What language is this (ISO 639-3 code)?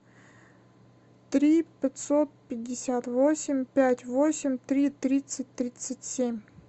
rus